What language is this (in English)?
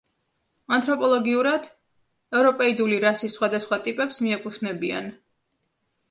Georgian